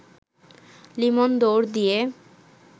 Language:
Bangla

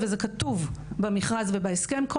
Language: Hebrew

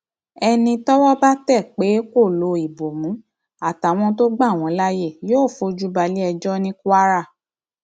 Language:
Yoruba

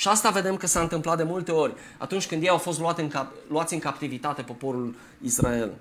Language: Romanian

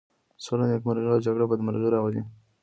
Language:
Pashto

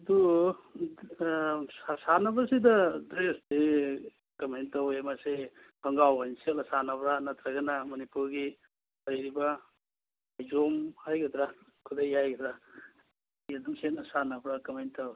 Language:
Manipuri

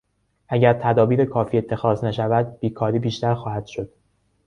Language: Persian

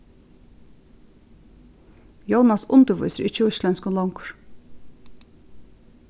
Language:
Faroese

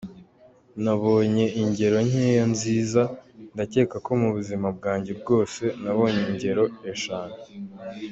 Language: Kinyarwanda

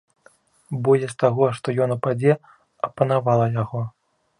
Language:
Belarusian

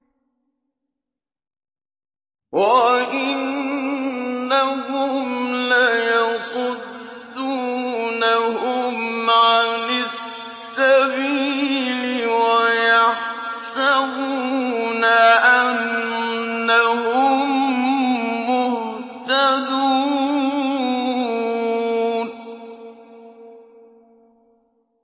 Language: Arabic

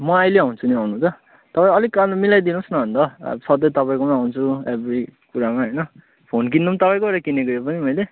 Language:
Nepali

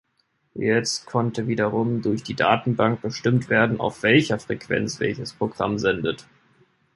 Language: German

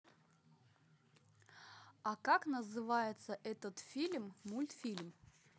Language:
Russian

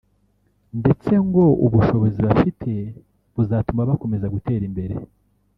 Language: Kinyarwanda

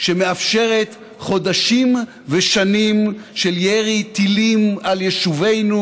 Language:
Hebrew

